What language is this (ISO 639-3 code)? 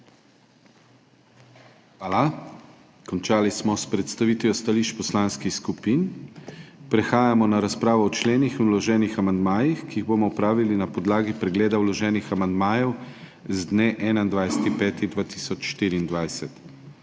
slv